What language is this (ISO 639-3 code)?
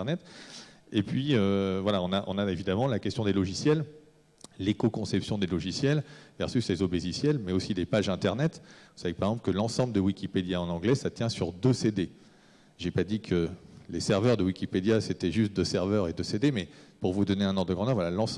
fra